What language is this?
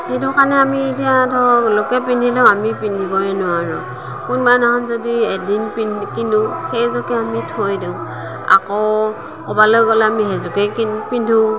Assamese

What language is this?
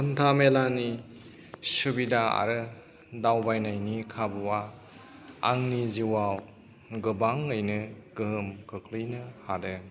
Bodo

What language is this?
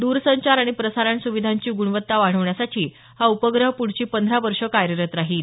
Marathi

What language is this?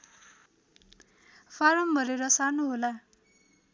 Nepali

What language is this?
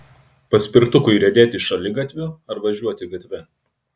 Lithuanian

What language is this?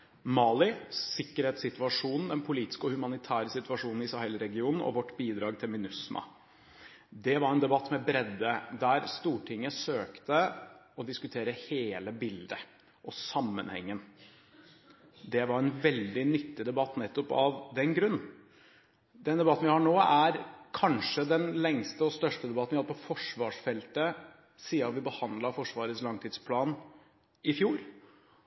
Norwegian Bokmål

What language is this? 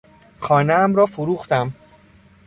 Persian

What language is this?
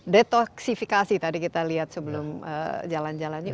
Indonesian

